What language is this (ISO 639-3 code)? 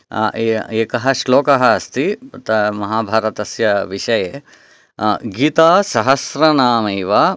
san